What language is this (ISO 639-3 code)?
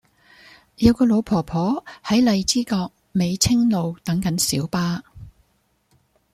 yue